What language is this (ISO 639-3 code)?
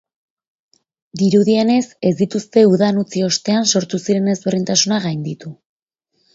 eus